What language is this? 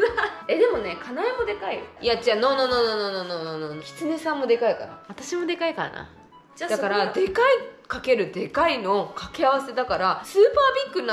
Japanese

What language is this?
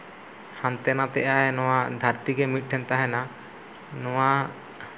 Santali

